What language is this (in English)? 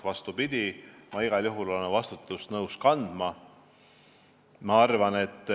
Estonian